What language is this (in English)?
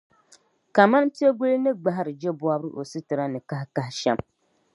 Dagbani